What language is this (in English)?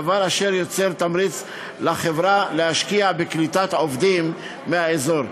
Hebrew